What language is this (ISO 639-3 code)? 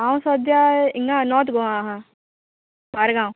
kok